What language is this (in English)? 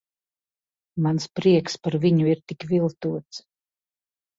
Latvian